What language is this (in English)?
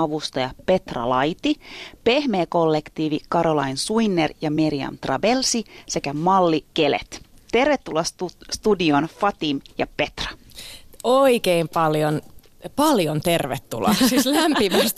Finnish